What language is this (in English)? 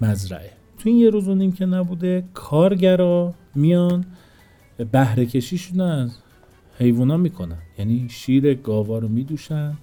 Persian